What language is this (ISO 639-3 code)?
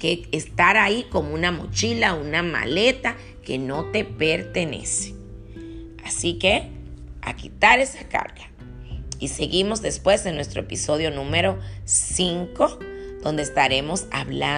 spa